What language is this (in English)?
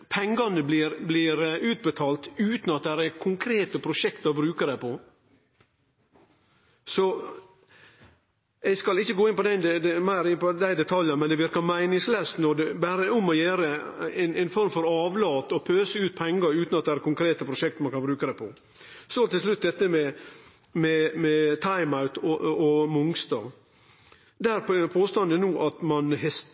Norwegian Nynorsk